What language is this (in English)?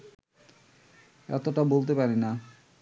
Bangla